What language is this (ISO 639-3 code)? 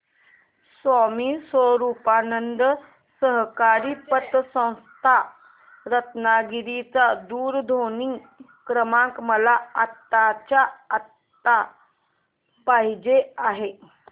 mar